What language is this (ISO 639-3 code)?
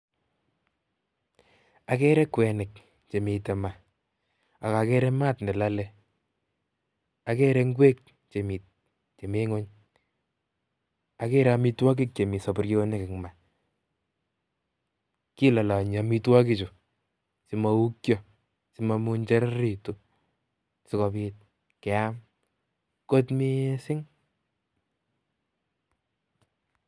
kln